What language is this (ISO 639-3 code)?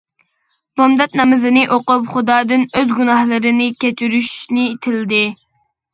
uig